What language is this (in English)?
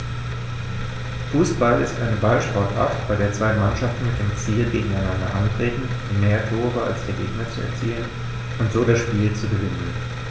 German